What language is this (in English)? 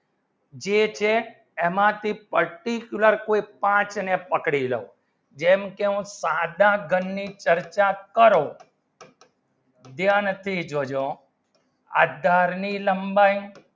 Gujarati